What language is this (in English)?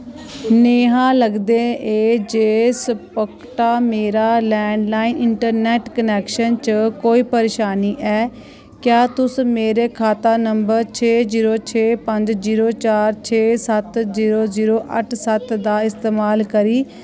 Dogri